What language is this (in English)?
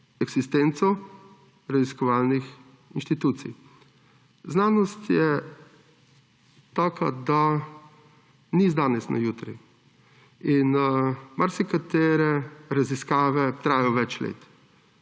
Slovenian